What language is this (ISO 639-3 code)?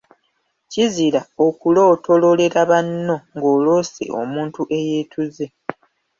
lug